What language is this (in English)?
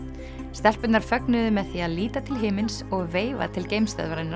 Icelandic